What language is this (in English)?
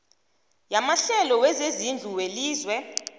South Ndebele